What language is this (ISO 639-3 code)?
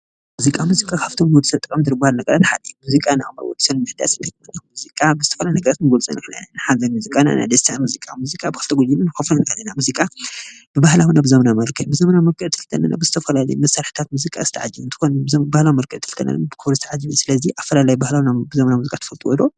tir